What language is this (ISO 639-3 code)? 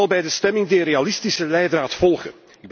nld